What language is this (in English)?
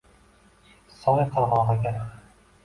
Uzbek